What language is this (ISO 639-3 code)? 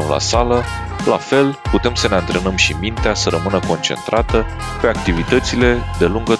ron